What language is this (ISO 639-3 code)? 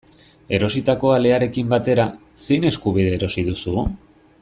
eus